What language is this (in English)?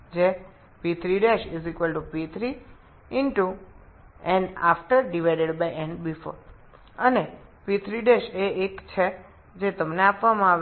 Bangla